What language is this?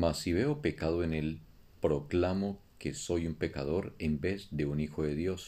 Spanish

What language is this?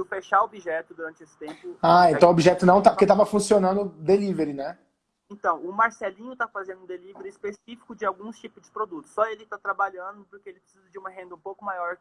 Portuguese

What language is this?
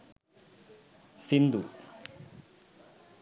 Sinhala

